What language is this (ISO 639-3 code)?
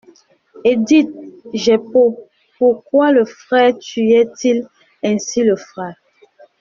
fra